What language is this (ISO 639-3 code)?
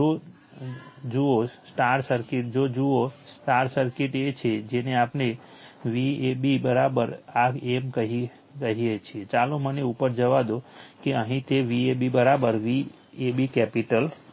guj